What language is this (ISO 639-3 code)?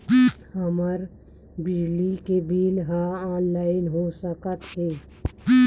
hne